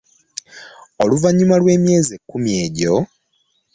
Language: Ganda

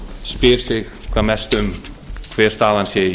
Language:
Icelandic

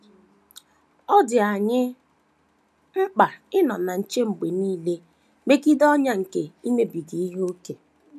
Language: Igbo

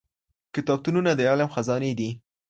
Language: Pashto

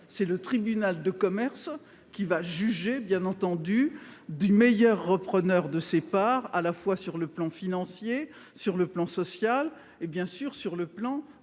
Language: French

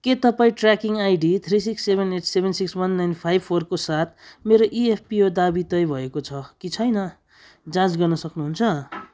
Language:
Nepali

